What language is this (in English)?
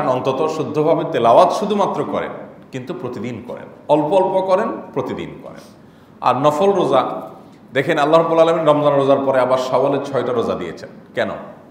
Arabic